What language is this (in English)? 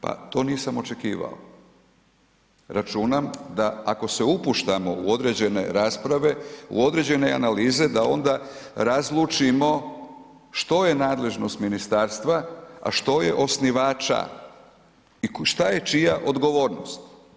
Croatian